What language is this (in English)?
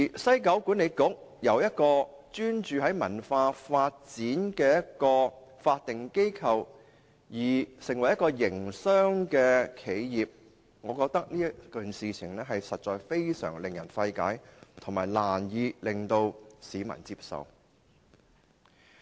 Cantonese